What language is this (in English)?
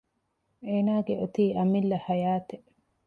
Divehi